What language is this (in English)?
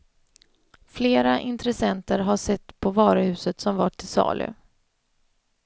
Swedish